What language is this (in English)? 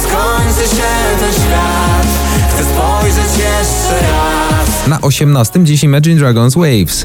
Polish